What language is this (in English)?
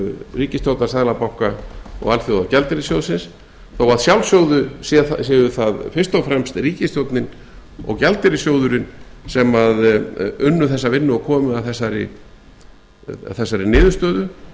Icelandic